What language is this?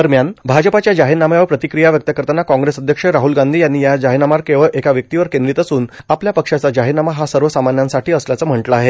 Marathi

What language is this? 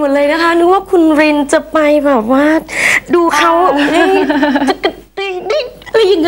Thai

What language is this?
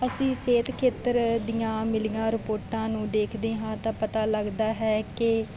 Punjabi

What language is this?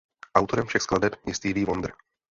Czech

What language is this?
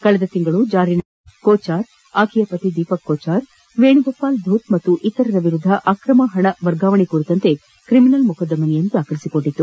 Kannada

